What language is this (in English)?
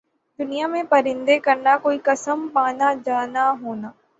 Urdu